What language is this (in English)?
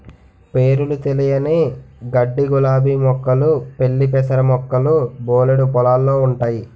Telugu